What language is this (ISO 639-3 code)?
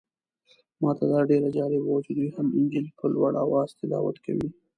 pus